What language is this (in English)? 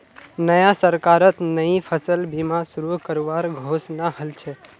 Magahi